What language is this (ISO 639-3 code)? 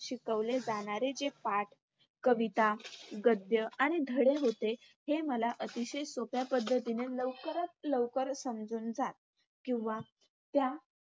mar